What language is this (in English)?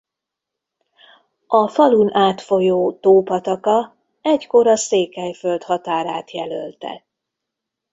Hungarian